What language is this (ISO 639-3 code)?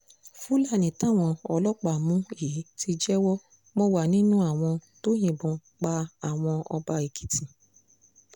yor